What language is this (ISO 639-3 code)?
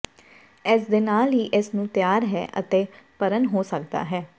pan